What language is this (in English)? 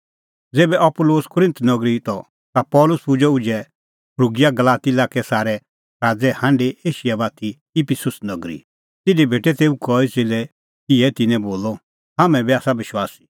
Kullu Pahari